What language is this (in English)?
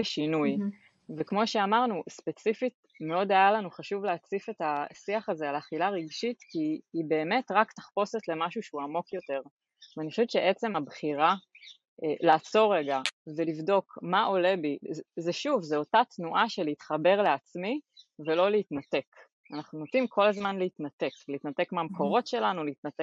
Hebrew